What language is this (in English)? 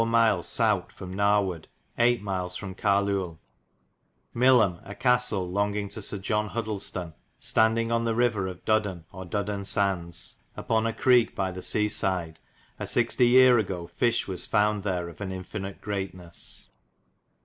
English